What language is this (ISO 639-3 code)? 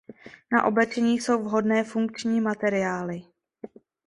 ces